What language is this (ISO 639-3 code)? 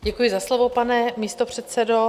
ces